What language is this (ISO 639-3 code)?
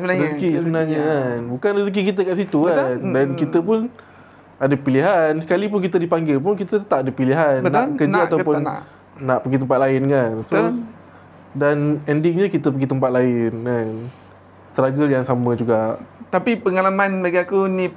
msa